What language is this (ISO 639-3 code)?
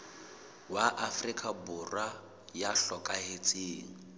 sot